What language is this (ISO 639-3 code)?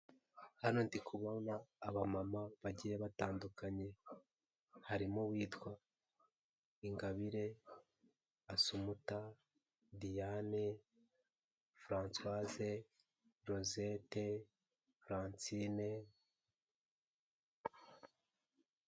kin